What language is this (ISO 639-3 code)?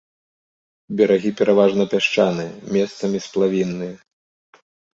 bel